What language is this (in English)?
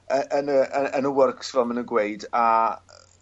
Welsh